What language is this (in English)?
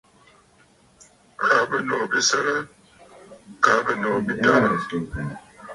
Bafut